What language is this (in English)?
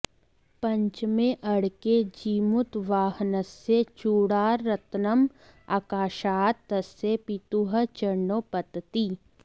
Sanskrit